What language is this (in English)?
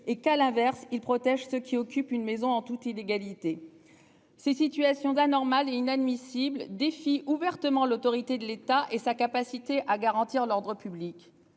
French